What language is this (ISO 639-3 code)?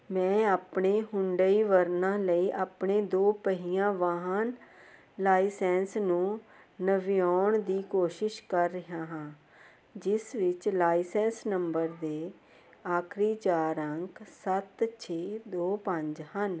pan